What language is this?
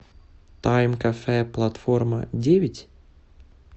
Russian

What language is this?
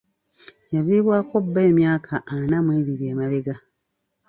Ganda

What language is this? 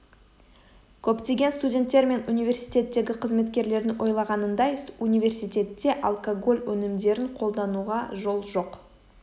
Kazakh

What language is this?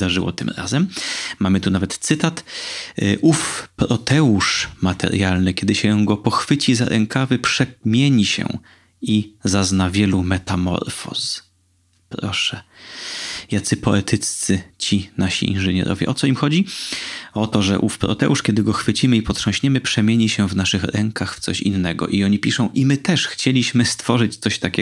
Polish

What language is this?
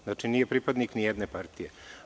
Serbian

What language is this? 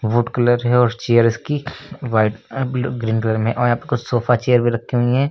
Hindi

